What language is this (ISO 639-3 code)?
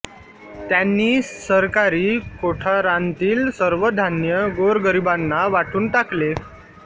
mar